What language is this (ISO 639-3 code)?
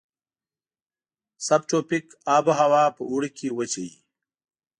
pus